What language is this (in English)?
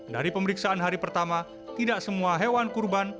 Indonesian